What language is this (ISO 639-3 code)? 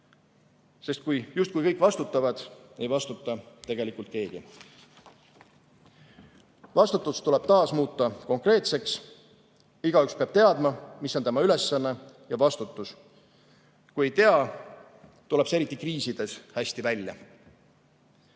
est